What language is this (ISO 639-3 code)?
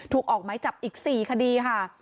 tha